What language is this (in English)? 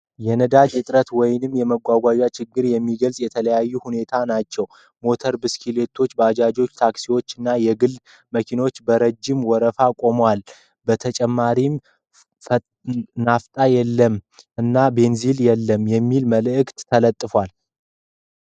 Amharic